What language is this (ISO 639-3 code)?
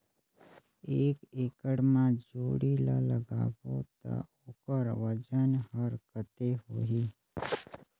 hne